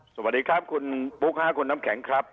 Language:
Thai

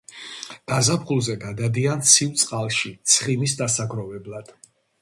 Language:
Georgian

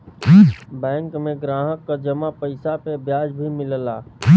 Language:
Bhojpuri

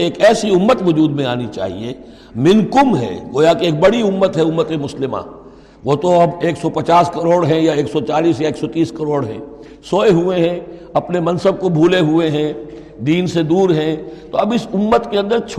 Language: Urdu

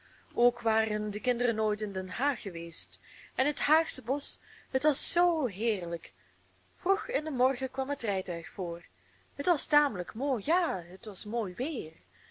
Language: Dutch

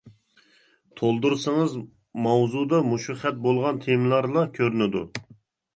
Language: Uyghur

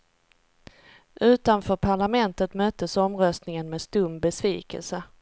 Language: Swedish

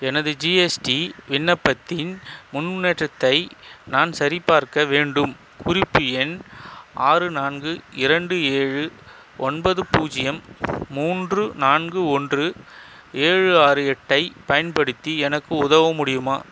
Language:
Tamil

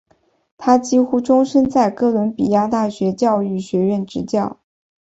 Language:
Chinese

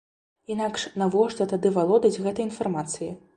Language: Belarusian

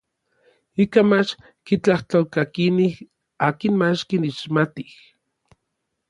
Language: Orizaba Nahuatl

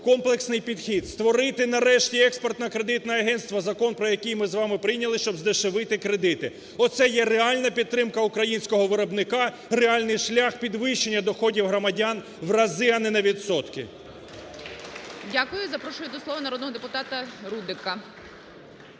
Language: Ukrainian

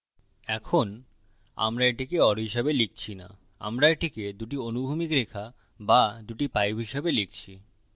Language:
Bangla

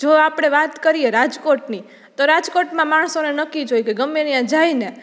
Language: Gujarati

